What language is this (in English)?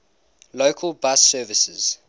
English